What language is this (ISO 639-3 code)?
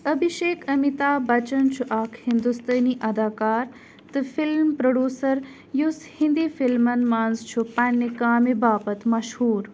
kas